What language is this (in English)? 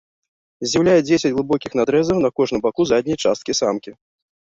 Belarusian